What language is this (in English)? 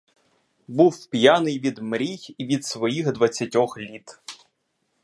Ukrainian